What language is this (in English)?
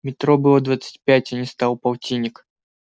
Russian